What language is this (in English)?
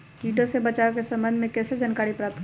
Magahi